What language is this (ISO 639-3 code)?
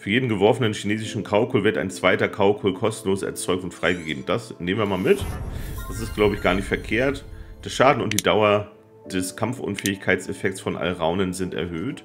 deu